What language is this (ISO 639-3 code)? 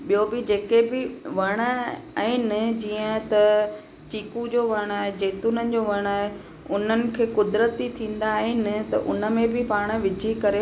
snd